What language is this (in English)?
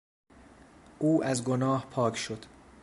Persian